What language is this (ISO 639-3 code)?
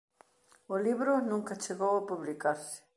glg